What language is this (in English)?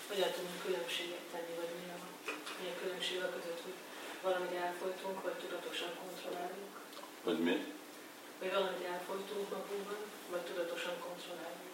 Hungarian